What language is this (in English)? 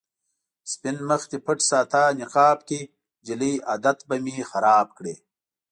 Pashto